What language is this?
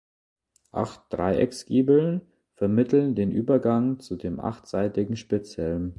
German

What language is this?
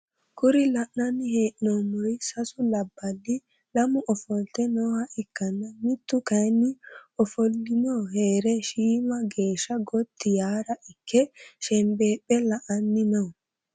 Sidamo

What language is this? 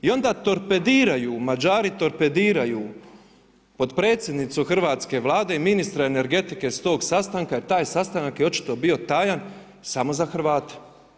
Croatian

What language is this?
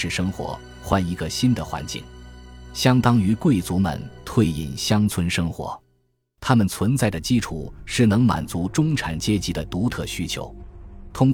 Chinese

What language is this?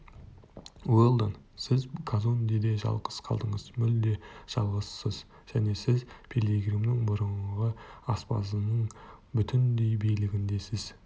Kazakh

